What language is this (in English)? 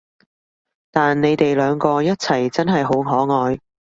Cantonese